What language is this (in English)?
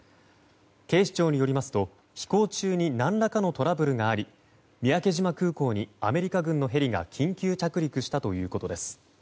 Japanese